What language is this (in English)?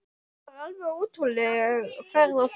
Icelandic